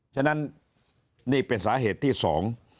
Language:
Thai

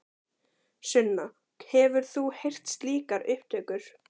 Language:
Icelandic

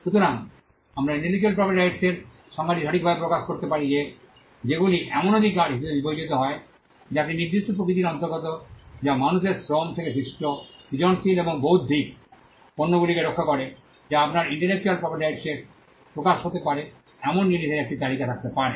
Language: Bangla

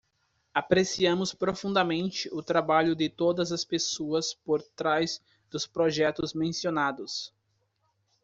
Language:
Portuguese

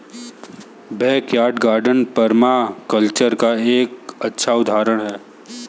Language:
Hindi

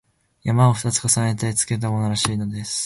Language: Japanese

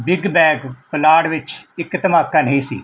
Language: Punjabi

